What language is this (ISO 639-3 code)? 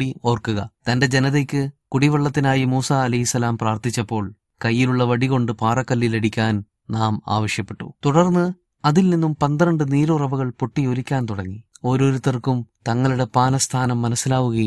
mal